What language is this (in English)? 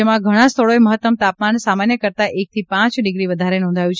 Gujarati